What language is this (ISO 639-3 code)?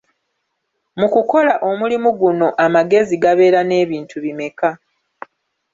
lug